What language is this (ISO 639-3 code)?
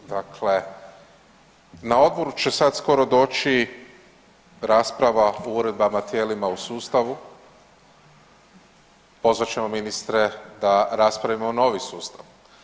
hrv